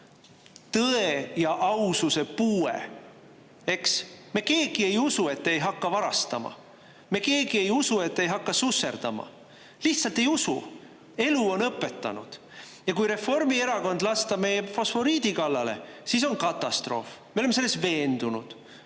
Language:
Estonian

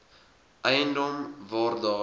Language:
Afrikaans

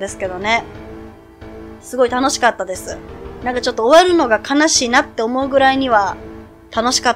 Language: Japanese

